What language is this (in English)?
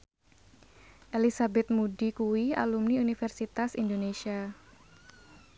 Javanese